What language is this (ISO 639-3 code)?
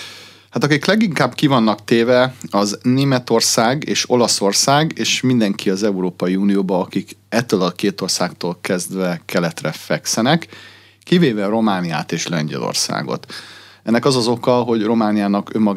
hun